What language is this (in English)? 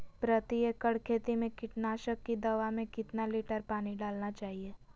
Magahi